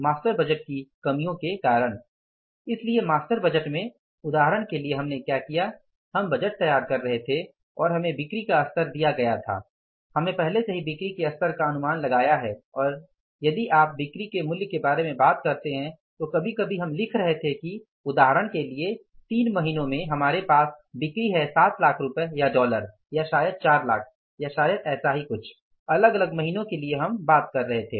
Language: Hindi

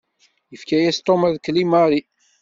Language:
Kabyle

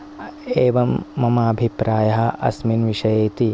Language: Sanskrit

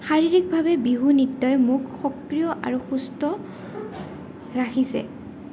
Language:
Assamese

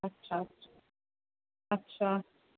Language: Sindhi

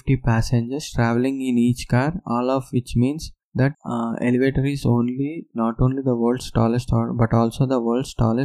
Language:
Telugu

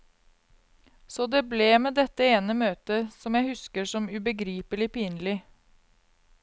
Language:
Norwegian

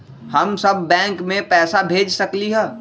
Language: Magahi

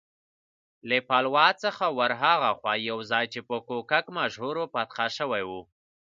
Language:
Pashto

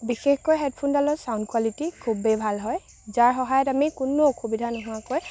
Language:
Assamese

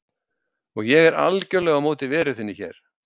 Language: Icelandic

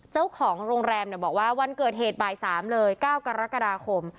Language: Thai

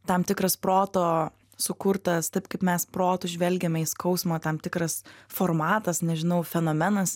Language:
Lithuanian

